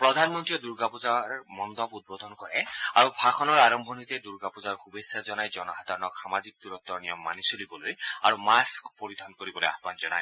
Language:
Assamese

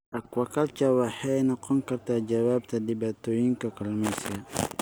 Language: Somali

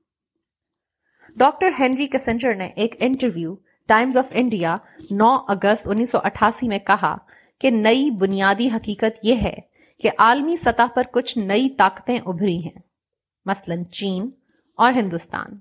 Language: Urdu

